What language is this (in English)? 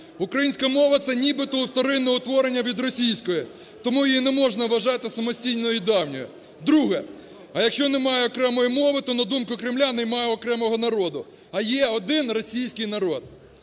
Ukrainian